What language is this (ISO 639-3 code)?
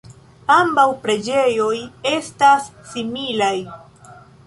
epo